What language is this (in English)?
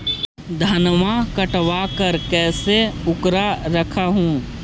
Magahi